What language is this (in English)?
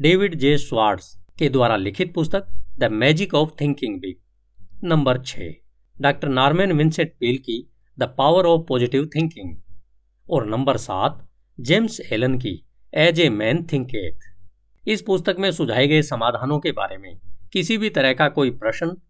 Hindi